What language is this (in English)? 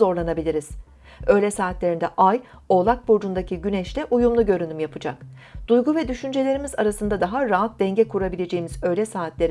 Turkish